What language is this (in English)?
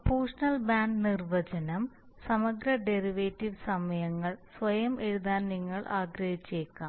Malayalam